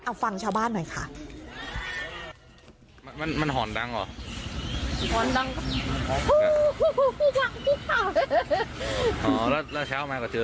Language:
Thai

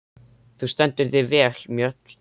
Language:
Icelandic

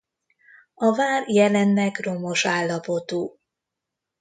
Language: Hungarian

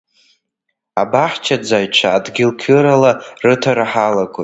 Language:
Abkhazian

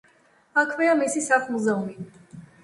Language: Georgian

